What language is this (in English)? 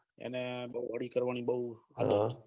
Gujarati